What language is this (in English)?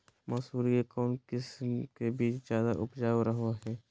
Magahi